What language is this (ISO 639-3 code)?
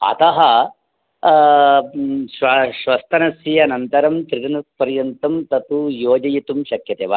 san